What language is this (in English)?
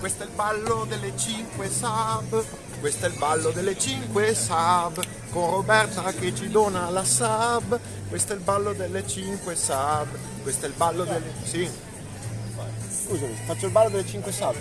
Italian